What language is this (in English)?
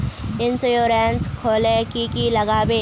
Magahi